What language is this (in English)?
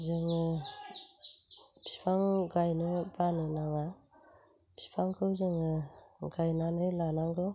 Bodo